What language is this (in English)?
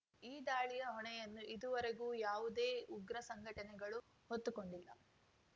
Kannada